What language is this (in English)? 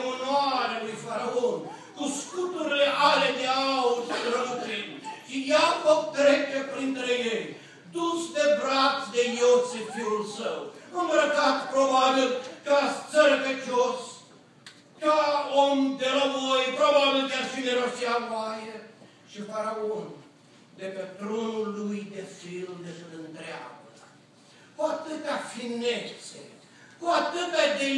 Romanian